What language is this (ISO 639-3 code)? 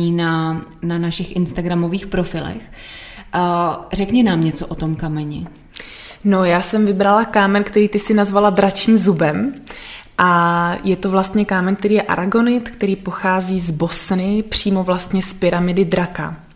ces